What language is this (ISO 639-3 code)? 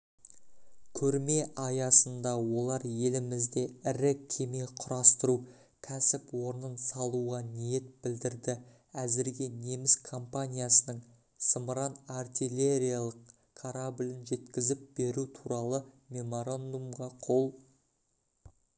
kaz